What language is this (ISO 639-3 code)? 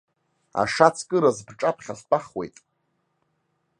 abk